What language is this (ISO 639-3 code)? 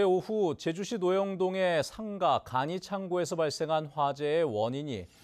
kor